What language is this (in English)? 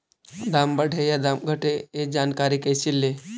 Magahi